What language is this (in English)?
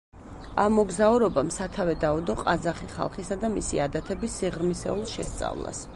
Georgian